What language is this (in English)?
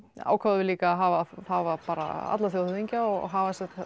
Icelandic